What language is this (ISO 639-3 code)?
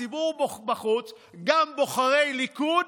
heb